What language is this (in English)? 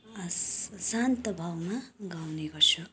Nepali